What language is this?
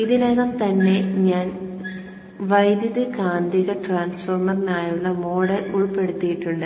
Malayalam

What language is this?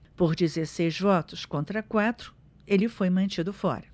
Portuguese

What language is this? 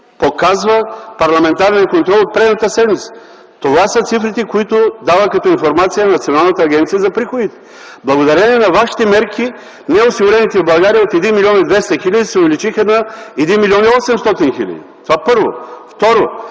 Bulgarian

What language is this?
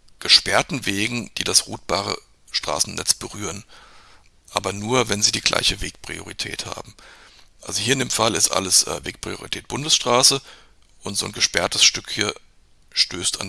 German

